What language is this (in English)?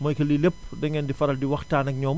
Wolof